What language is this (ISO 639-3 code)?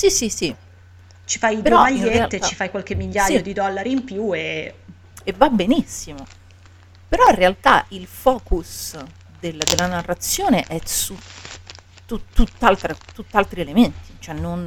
ita